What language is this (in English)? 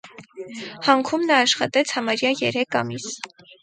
Armenian